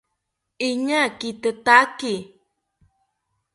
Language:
South Ucayali Ashéninka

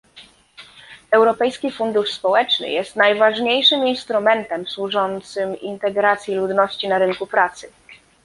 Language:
Polish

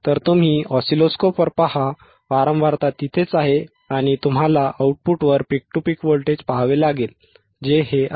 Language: Marathi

